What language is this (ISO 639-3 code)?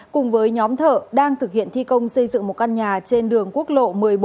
vie